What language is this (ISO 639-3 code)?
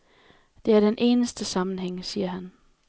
dan